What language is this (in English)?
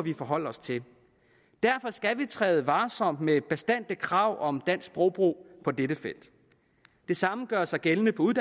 Danish